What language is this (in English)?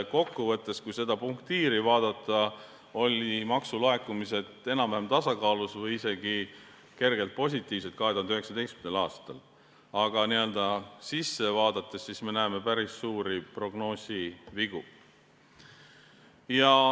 Estonian